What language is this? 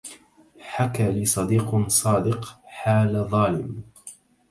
Arabic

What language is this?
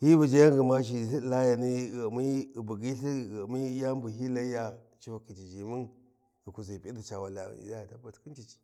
Warji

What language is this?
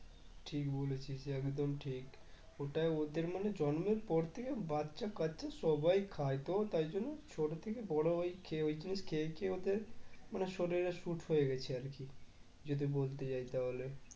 Bangla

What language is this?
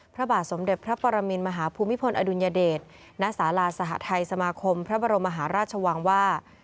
Thai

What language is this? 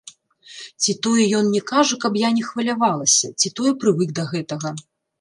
Belarusian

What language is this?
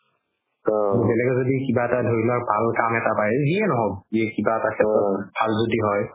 Assamese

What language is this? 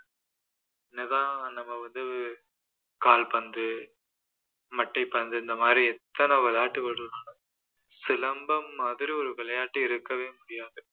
Tamil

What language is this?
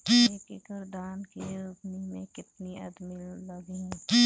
Bhojpuri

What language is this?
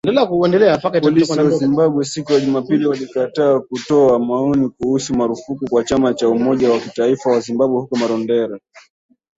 Swahili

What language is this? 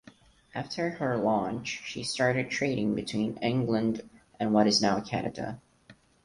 English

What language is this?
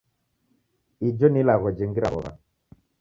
Taita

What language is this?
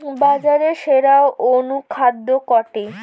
Bangla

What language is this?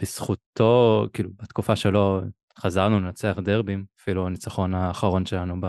Hebrew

